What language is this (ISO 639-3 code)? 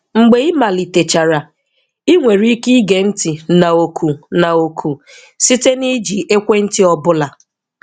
ibo